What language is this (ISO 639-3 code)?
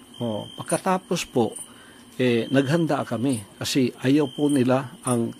fil